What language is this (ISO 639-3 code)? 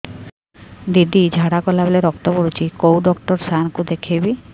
ori